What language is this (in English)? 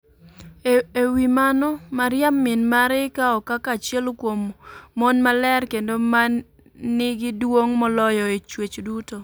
Luo (Kenya and Tanzania)